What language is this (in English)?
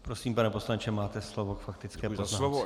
Czech